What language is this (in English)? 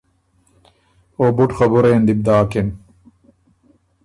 Ormuri